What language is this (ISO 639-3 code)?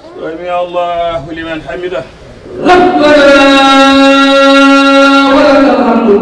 ara